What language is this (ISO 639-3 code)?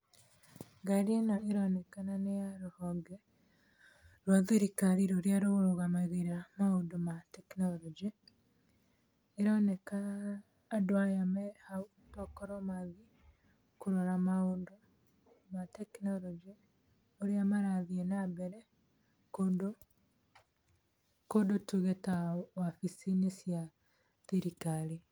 kik